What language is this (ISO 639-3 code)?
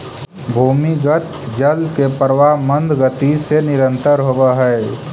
mag